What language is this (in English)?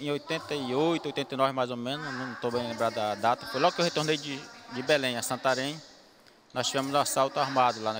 Portuguese